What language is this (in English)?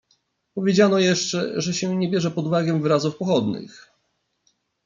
Polish